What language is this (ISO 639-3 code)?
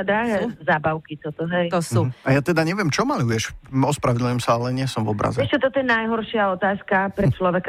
slk